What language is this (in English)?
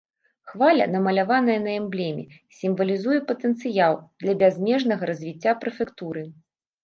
Belarusian